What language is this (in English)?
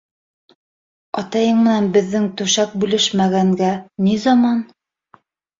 Bashkir